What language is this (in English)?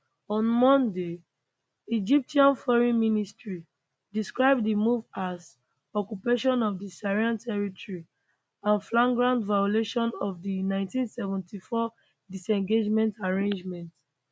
Nigerian Pidgin